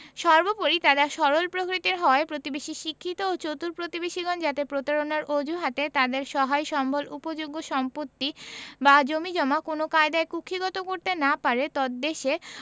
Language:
Bangla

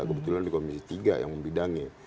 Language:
Indonesian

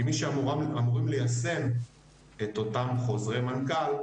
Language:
Hebrew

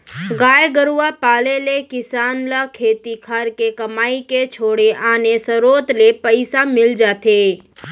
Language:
Chhattisgarhi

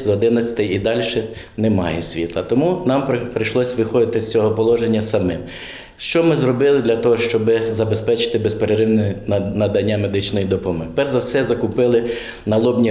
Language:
Ukrainian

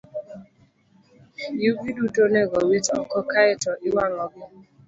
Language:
Luo (Kenya and Tanzania)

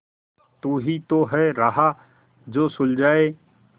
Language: Hindi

